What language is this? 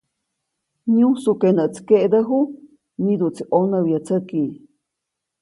Copainalá Zoque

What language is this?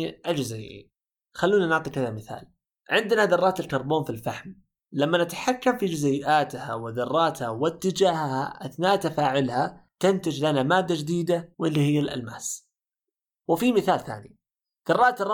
Arabic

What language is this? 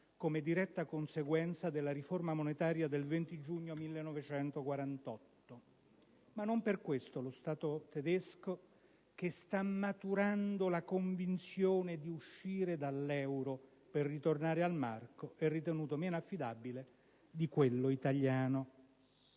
Italian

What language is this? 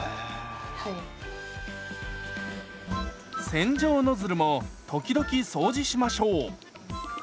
Japanese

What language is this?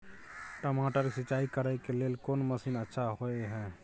Maithili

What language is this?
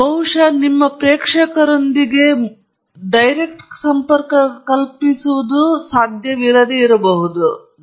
Kannada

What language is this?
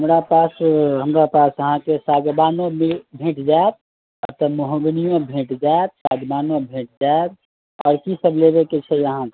Maithili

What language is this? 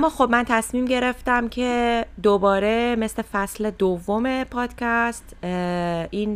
Persian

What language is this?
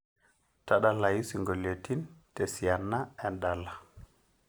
Masai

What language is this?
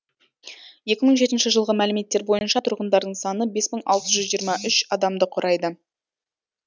Kazakh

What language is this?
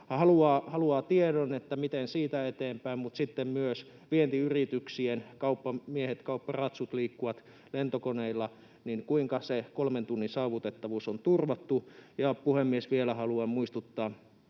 Finnish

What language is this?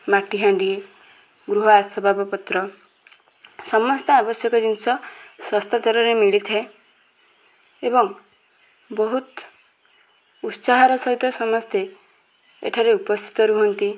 Odia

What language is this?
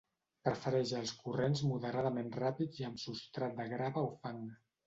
Catalan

